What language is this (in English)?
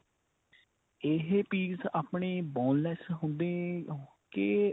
Punjabi